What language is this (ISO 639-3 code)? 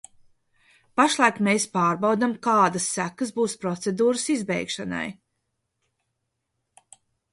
lav